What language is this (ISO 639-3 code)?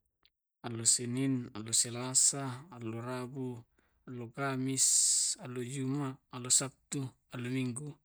rob